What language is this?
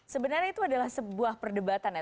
Indonesian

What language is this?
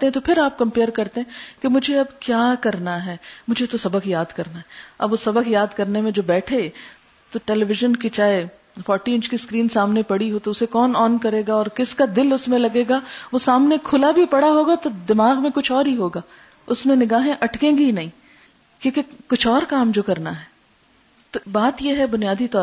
Urdu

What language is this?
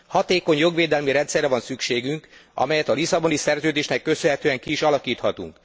Hungarian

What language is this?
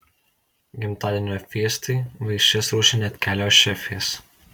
Lithuanian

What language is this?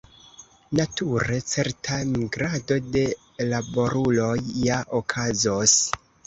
Esperanto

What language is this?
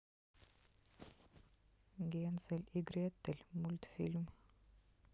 Russian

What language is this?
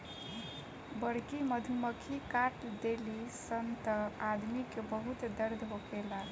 Bhojpuri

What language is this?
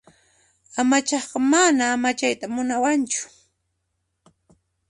Puno Quechua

